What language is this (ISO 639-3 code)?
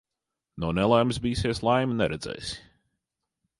lav